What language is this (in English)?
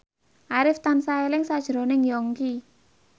Javanese